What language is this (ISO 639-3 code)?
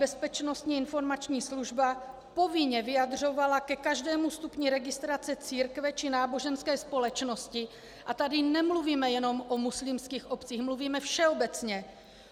ces